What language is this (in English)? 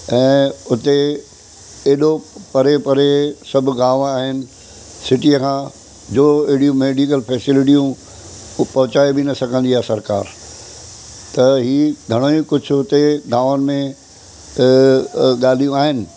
Sindhi